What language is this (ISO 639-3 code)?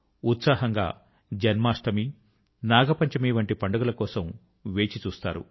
tel